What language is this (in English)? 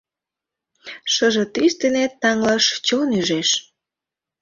Mari